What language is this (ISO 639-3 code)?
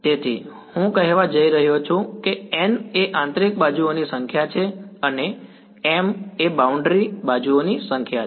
guj